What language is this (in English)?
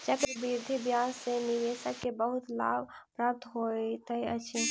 Maithili